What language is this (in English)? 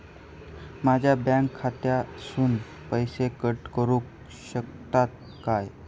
Marathi